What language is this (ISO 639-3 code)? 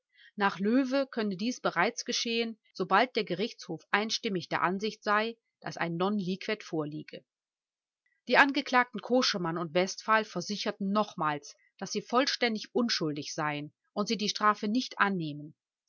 deu